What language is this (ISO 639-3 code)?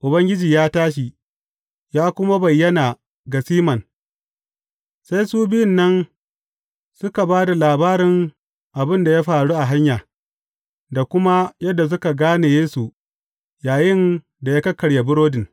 hau